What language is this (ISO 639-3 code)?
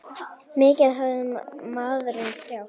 isl